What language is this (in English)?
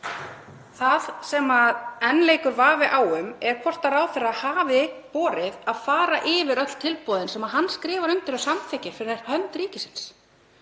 Icelandic